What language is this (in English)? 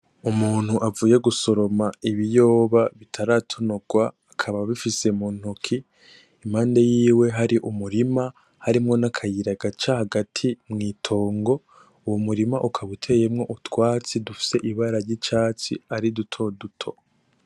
Rundi